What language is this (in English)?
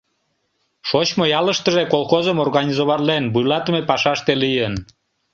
Mari